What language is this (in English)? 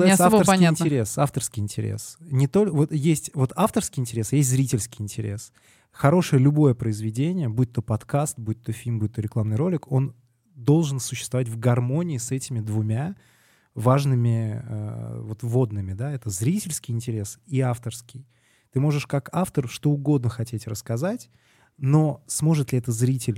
Russian